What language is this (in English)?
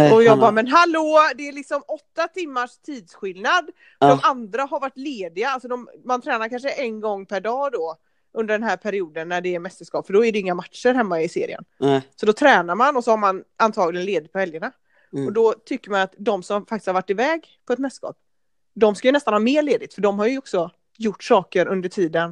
Swedish